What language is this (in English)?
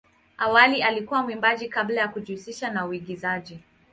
Swahili